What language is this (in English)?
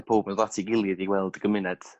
Welsh